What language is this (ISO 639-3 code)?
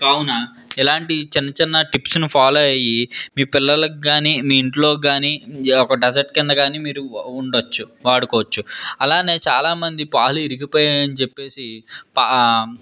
tel